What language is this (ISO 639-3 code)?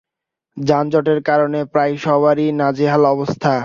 ben